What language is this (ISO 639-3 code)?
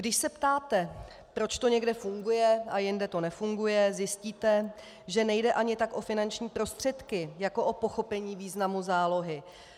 ces